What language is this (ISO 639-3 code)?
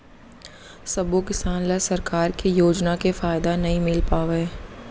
hne